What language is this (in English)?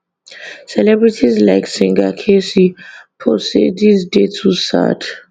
Nigerian Pidgin